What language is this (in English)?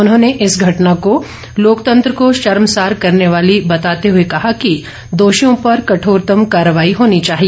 Hindi